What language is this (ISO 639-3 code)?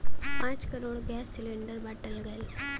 bho